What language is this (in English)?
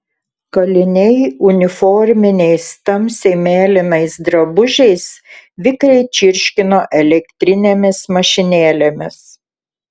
Lithuanian